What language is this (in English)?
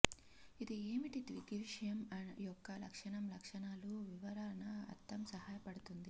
Telugu